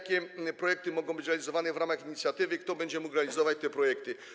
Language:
Polish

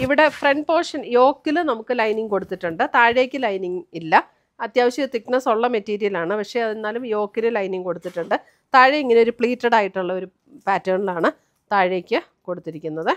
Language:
Malayalam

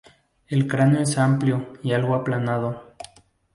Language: Spanish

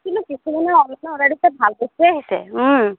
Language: Assamese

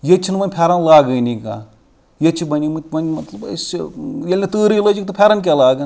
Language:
Kashmiri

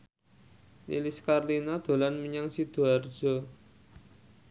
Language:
Javanese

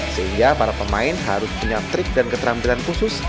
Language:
Indonesian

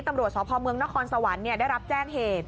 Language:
Thai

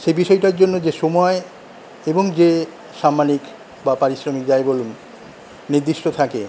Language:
Bangla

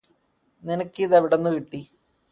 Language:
Malayalam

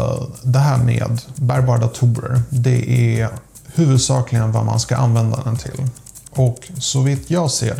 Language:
Swedish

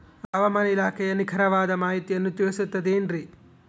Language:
Kannada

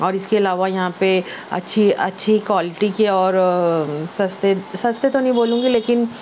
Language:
Urdu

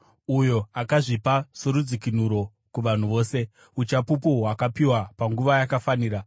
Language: Shona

